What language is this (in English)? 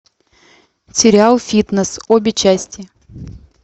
Russian